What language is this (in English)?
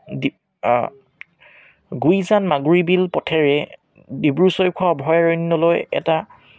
Assamese